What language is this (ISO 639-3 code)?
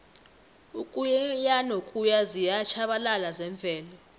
nbl